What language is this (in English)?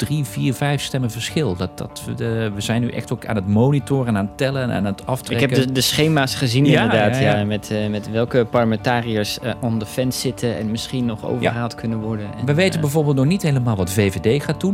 Dutch